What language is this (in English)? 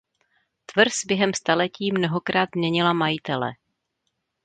Czech